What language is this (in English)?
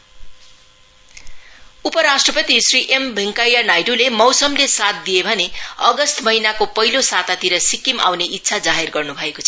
Nepali